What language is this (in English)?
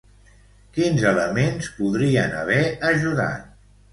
Catalan